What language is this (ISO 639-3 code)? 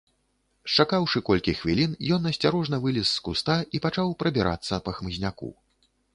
bel